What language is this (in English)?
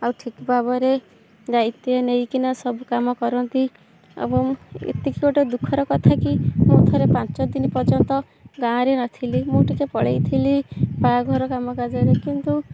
Odia